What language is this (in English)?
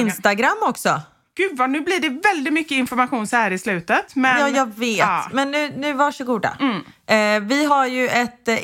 Swedish